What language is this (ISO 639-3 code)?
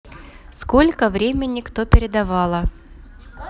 rus